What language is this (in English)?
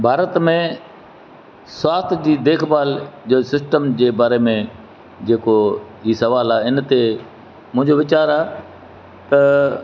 Sindhi